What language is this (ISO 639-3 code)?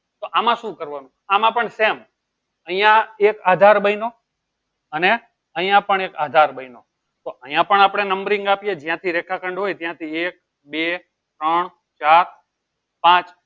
guj